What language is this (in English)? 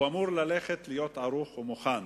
Hebrew